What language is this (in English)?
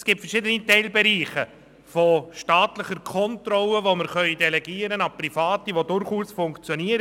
Swiss German